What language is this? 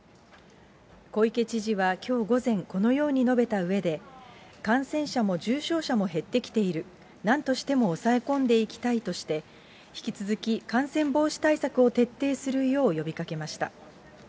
Japanese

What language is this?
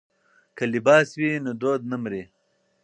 Pashto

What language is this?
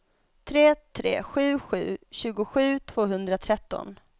Swedish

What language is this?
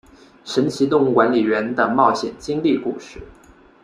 Chinese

